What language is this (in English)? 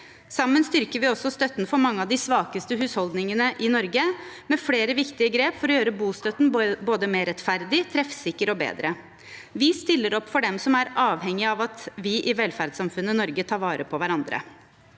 Norwegian